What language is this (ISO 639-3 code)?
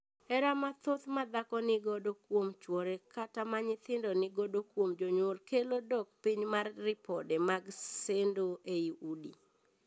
luo